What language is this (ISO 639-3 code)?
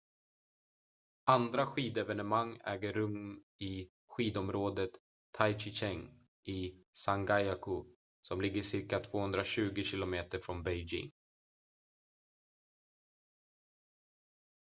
swe